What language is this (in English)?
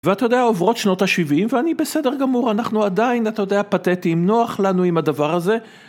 Hebrew